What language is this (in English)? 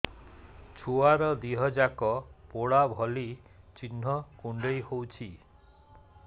Odia